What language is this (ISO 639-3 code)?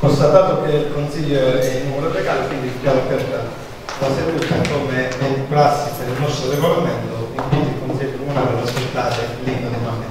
ita